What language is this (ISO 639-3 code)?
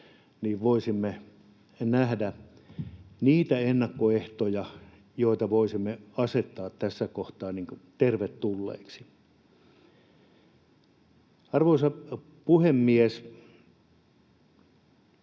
fin